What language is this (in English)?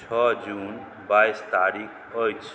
Maithili